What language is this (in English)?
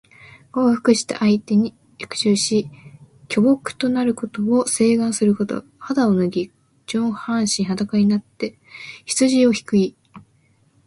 Japanese